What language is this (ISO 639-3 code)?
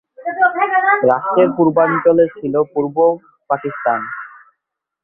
ben